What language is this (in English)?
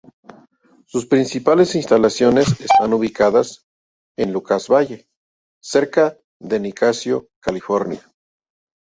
Spanish